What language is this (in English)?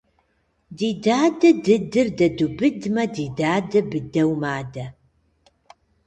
Kabardian